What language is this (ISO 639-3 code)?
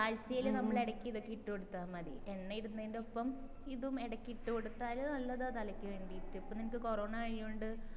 mal